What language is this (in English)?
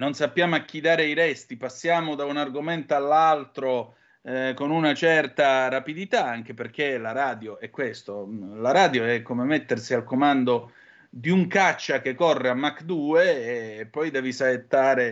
Italian